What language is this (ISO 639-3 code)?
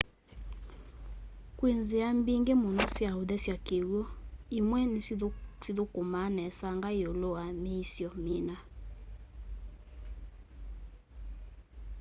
kam